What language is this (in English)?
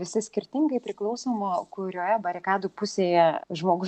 Lithuanian